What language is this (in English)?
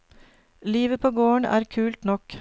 Norwegian